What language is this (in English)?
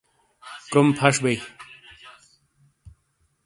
Shina